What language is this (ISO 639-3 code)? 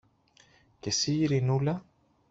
ell